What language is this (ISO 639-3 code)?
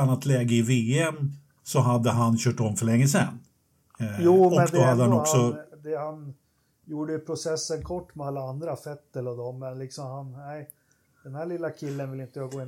swe